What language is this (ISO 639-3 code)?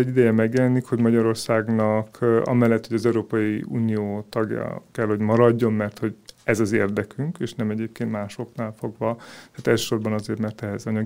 hun